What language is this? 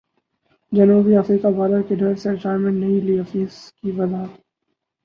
Urdu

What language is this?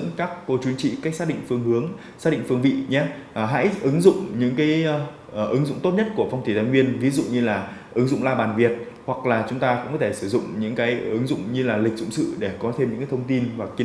Vietnamese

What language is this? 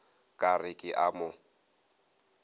Northern Sotho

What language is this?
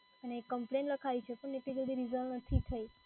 Gujarati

